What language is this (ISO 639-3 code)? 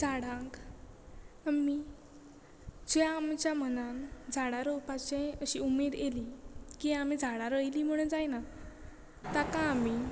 kok